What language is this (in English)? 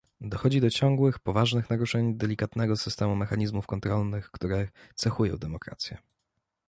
Polish